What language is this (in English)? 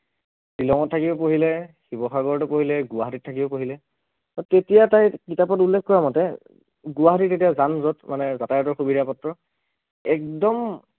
Assamese